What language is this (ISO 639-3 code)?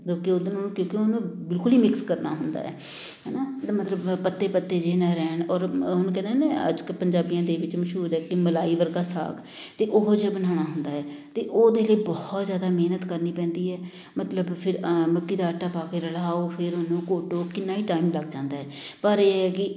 pan